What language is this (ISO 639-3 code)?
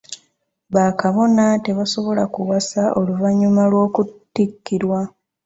lug